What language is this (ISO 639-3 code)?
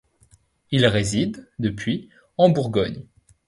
fra